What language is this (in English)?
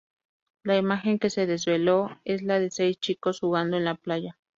Spanish